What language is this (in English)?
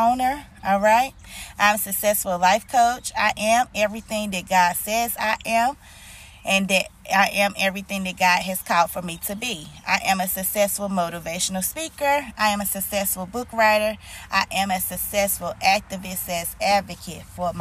English